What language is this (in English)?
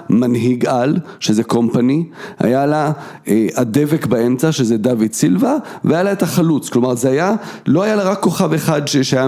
Hebrew